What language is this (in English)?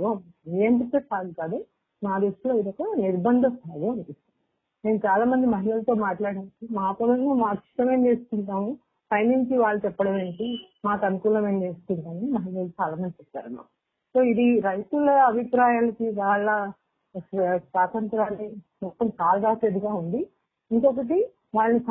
Telugu